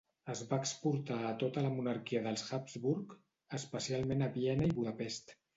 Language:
Catalan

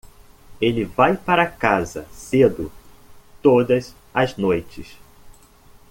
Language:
Portuguese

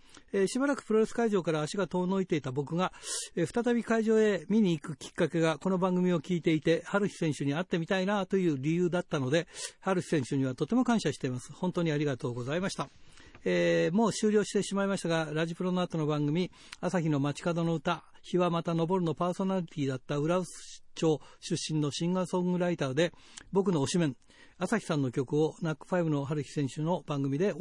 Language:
Japanese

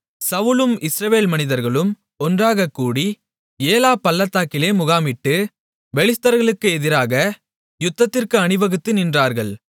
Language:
Tamil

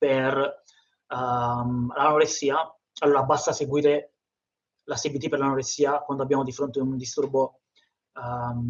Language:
Italian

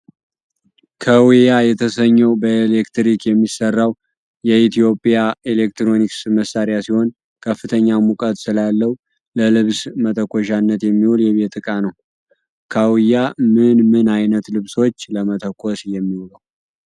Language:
Amharic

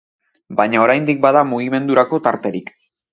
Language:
Basque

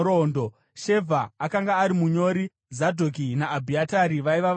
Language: Shona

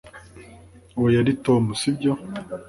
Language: Kinyarwanda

